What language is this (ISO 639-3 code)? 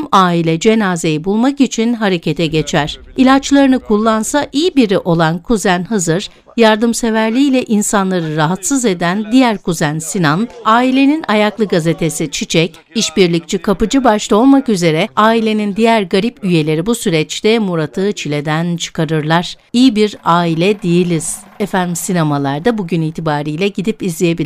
tur